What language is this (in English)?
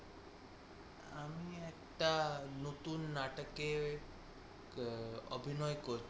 Bangla